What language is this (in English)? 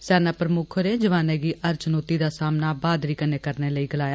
Dogri